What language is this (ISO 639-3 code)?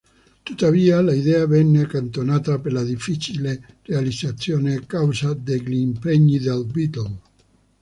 ita